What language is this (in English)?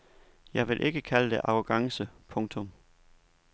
Danish